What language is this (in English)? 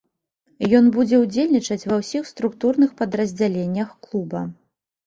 Belarusian